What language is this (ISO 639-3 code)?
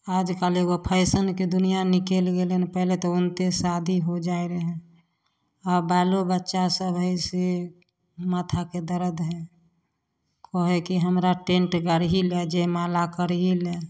mai